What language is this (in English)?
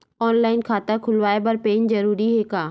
Chhattisgarhi